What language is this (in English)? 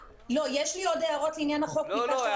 Hebrew